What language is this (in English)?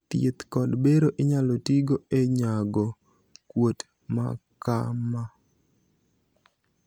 Luo (Kenya and Tanzania)